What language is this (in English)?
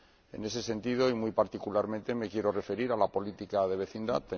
Spanish